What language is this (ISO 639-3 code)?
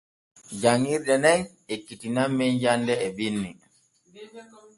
fue